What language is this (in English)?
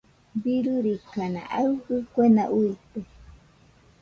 Nüpode Huitoto